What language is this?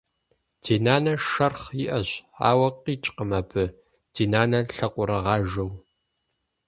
Kabardian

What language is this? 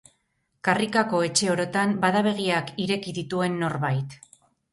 Basque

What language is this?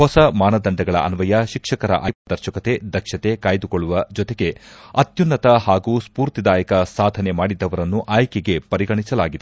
Kannada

